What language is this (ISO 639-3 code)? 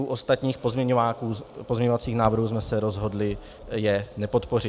ces